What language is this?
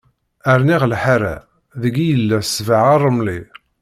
Kabyle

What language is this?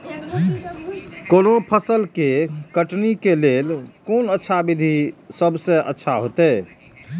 Maithili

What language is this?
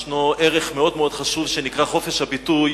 Hebrew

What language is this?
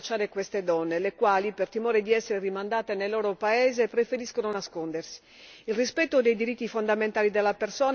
Italian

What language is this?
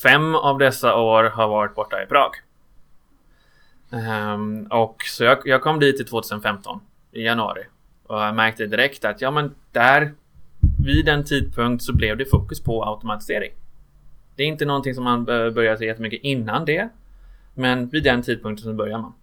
Swedish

